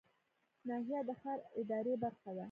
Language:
Pashto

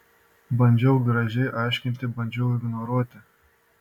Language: Lithuanian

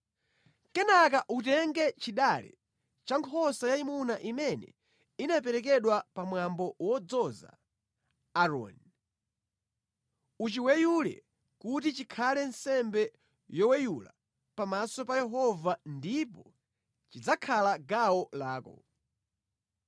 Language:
Nyanja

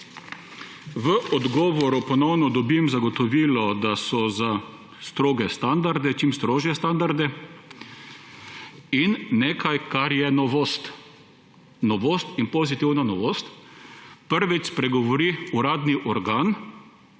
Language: Slovenian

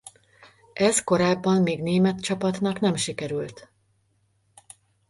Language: Hungarian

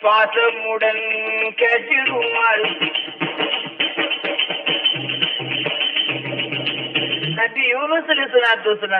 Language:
Tamil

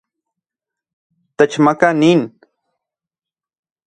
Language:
Central Puebla Nahuatl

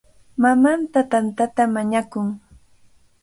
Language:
Cajatambo North Lima Quechua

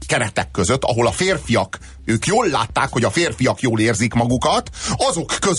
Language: Hungarian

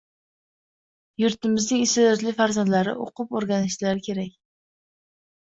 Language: Uzbek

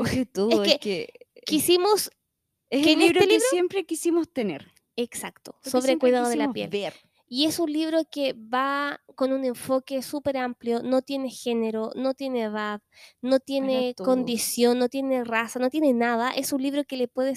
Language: Spanish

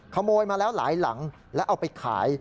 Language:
Thai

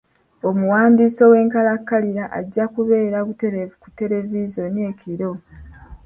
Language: Ganda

